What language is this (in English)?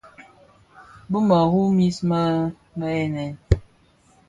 Bafia